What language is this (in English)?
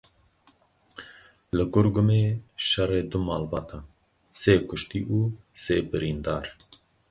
Kurdish